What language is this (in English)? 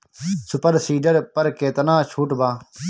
Bhojpuri